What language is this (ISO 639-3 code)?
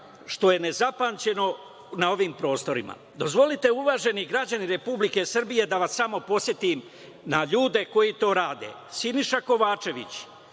srp